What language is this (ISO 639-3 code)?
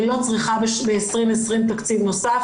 heb